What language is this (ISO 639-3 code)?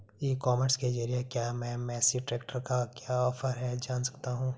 hin